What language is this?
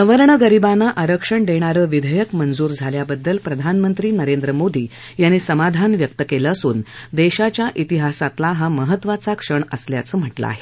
Marathi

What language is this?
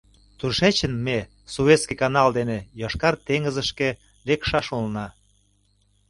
Mari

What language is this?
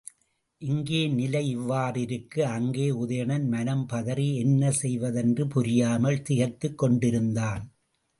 Tamil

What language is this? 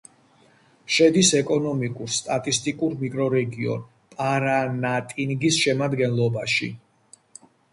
Georgian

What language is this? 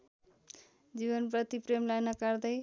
Nepali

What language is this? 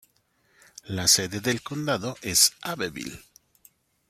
Spanish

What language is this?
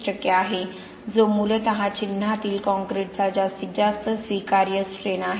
Marathi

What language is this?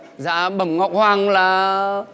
Vietnamese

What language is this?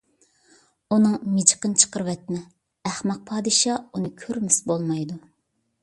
Uyghur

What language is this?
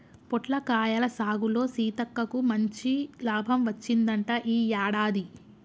Telugu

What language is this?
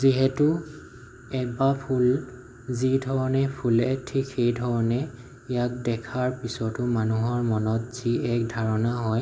Assamese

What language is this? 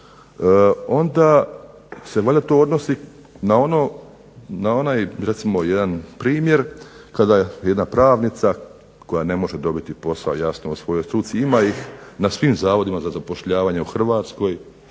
Croatian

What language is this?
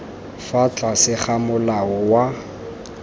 Tswana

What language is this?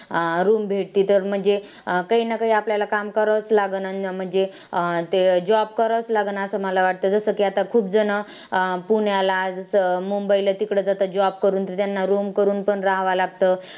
Marathi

